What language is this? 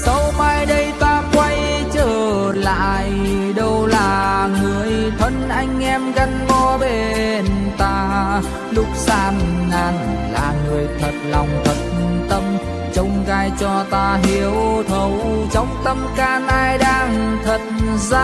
Vietnamese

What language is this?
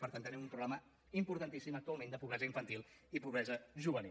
Catalan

